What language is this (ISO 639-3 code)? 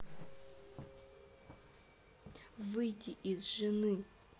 rus